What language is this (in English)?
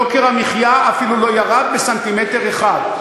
Hebrew